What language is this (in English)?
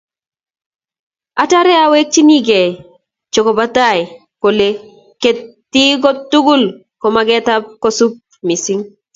Kalenjin